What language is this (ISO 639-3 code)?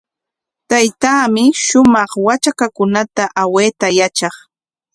qwa